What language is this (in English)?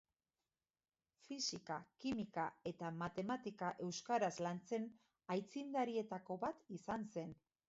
Basque